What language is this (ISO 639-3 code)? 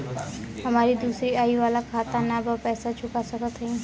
bho